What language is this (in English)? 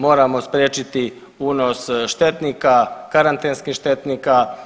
Croatian